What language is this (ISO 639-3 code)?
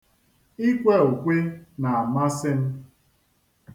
ibo